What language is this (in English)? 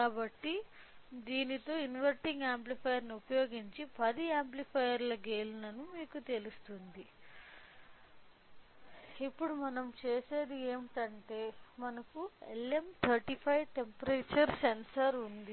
Telugu